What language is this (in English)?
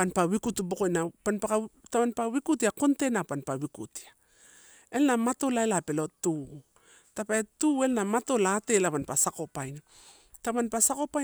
Torau